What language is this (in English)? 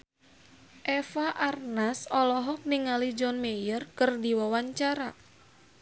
Sundanese